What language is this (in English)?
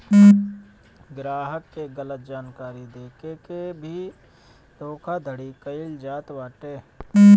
Bhojpuri